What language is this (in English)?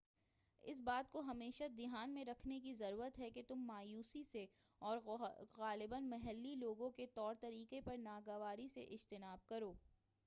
Urdu